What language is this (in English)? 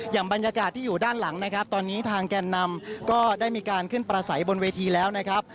Thai